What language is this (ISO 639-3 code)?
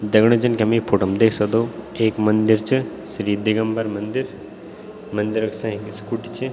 gbm